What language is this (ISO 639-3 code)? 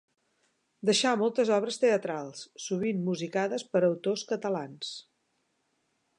cat